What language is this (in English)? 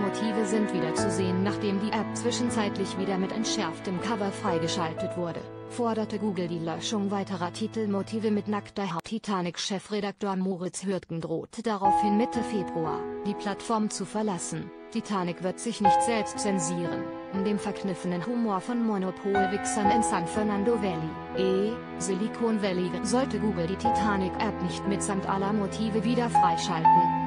German